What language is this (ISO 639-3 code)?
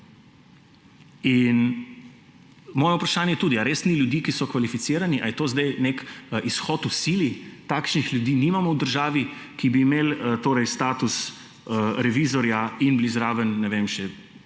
slv